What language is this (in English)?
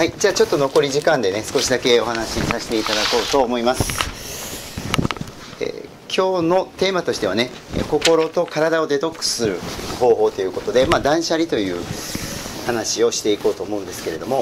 Japanese